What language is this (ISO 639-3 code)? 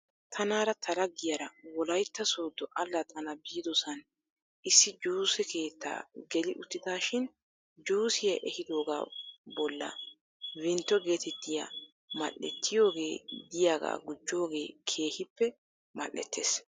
wal